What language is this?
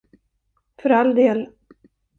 Swedish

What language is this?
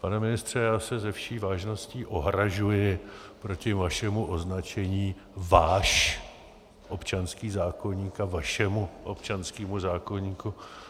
Czech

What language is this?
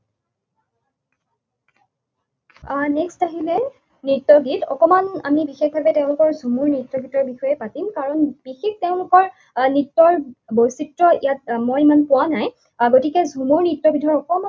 Assamese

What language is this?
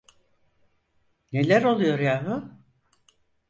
Turkish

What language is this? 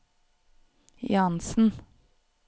Norwegian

